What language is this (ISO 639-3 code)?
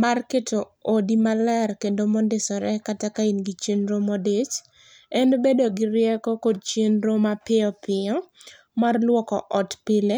luo